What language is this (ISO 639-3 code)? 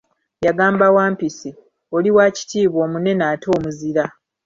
lug